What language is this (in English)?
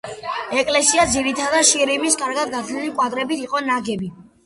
Georgian